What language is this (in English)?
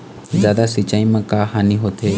Chhattisgarhi